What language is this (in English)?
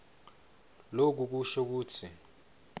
Swati